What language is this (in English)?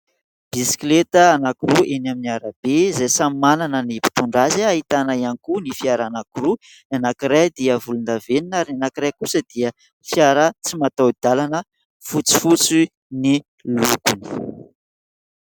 Malagasy